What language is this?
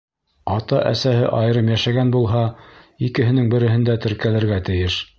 Bashkir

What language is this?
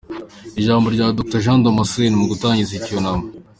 Kinyarwanda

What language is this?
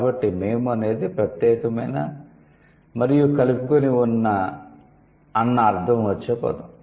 Telugu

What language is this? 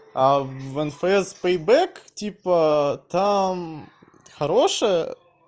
Russian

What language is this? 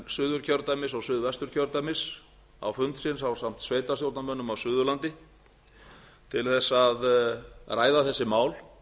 Icelandic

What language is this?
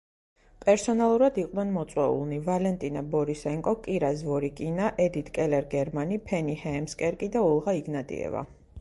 Georgian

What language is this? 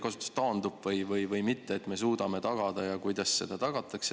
Estonian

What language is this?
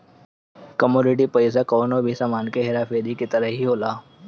Bhojpuri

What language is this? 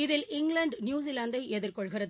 Tamil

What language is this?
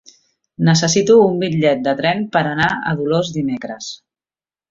Catalan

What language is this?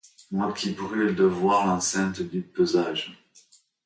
French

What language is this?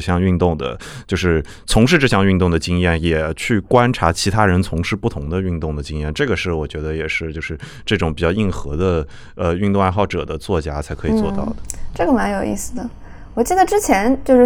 Chinese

